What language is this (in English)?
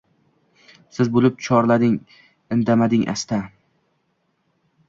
Uzbek